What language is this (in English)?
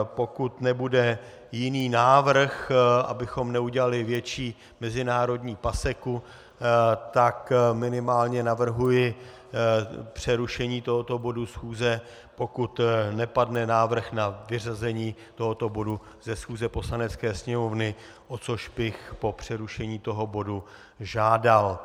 Czech